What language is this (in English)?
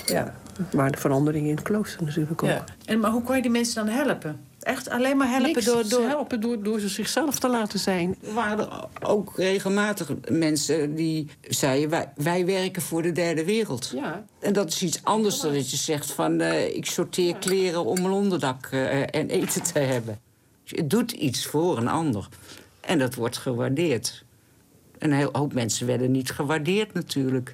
Dutch